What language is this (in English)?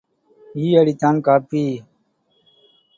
Tamil